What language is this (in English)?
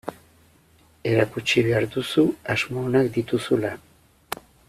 Basque